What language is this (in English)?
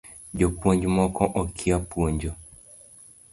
Luo (Kenya and Tanzania)